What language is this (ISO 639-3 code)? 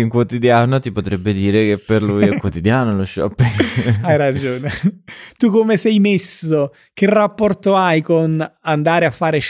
ita